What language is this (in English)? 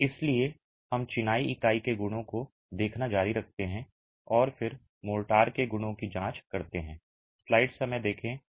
Hindi